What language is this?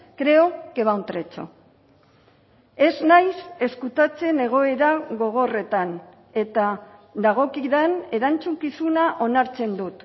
Basque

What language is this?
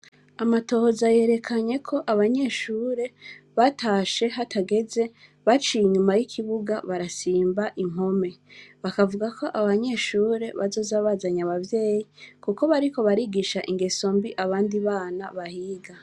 Rundi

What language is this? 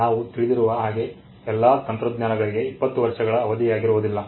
Kannada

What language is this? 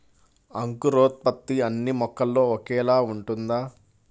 Telugu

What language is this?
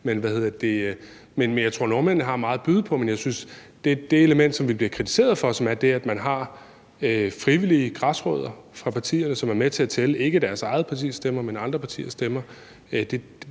Danish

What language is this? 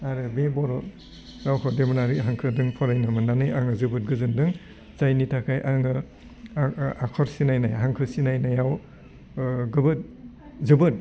Bodo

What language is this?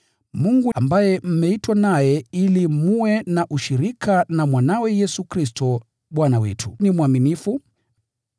Swahili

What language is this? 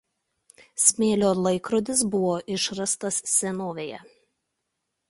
Lithuanian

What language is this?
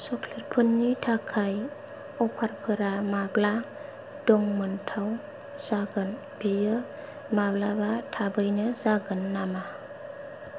Bodo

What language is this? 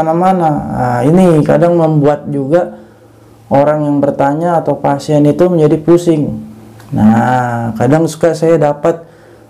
Indonesian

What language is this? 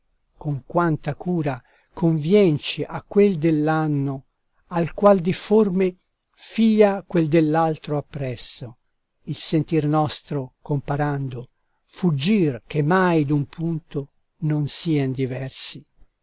Italian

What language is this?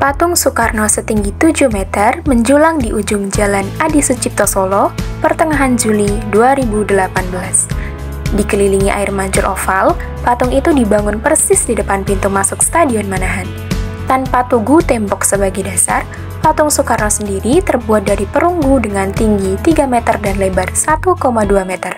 Indonesian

